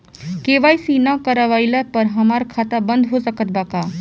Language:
Bhojpuri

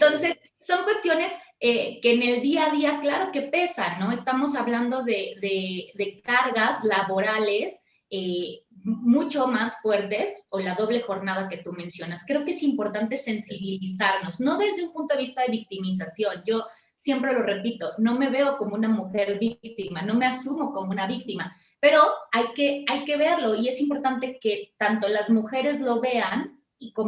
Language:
Spanish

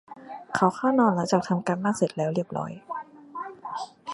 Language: Thai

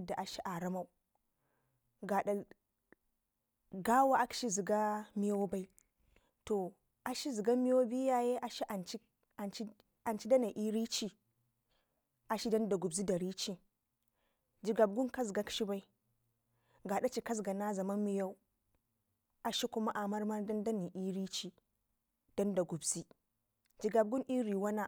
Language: Ngizim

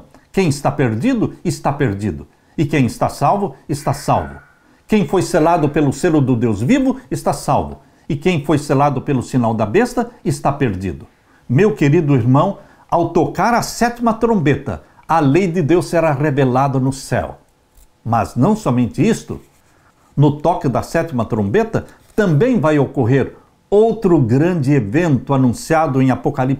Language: Portuguese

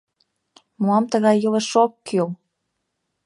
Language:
Mari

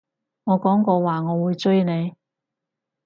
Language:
Cantonese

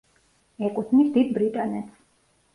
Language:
Georgian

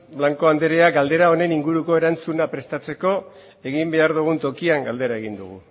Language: Basque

